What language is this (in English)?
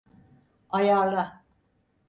Turkish